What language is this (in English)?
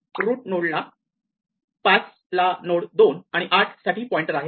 Marathi